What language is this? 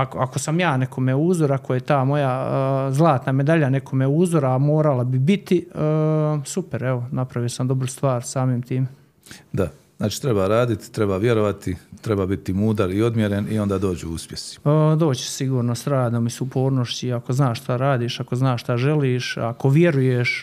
Croatian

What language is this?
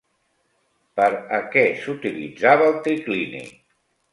Catalan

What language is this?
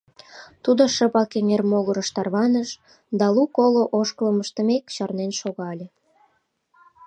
Mari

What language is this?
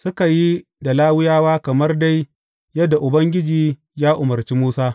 Hausa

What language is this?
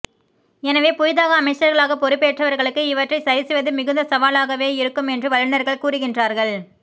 Tamil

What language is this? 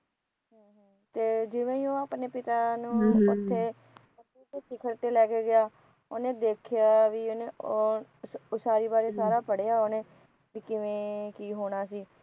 Punjabi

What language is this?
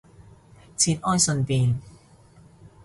Cantonese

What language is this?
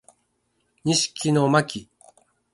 Japanese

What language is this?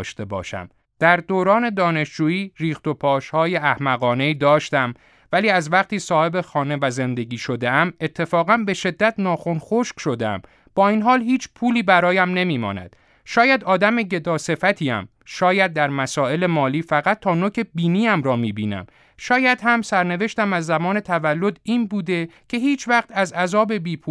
Persian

